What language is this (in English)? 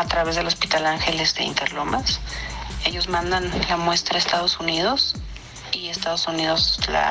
Spanish